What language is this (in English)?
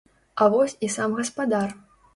Belarusian